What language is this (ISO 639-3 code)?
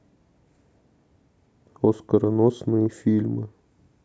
rus